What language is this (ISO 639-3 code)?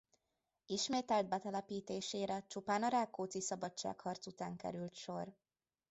hun